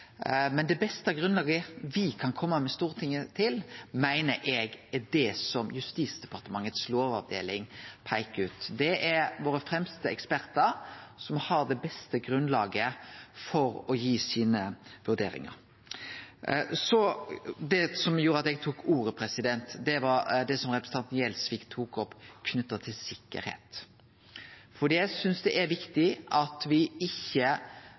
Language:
Norwegian Nynorsk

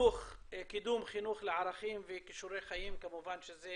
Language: Hebrew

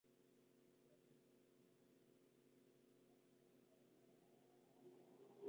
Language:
Spanish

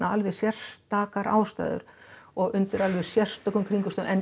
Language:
Icelandic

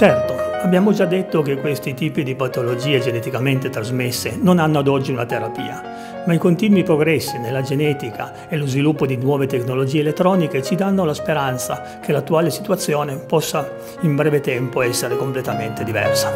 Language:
Italian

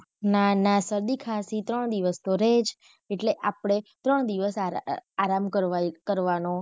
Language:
Gujarati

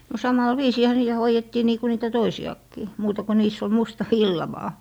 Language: Finnish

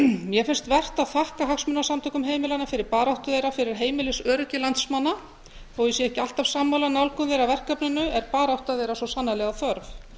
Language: Icelandic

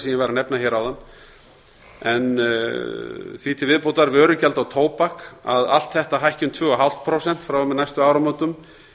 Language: Icelandic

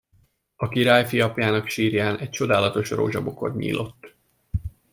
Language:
Hungarian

